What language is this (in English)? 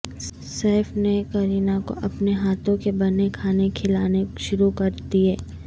Urdu